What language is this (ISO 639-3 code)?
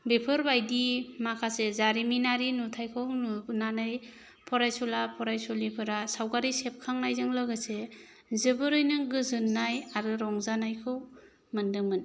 brx